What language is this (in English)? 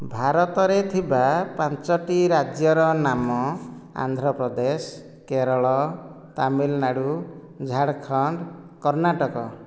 Odia